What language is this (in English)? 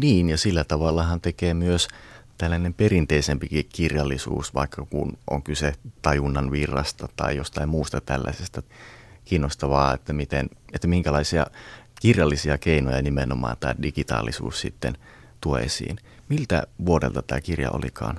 Finnish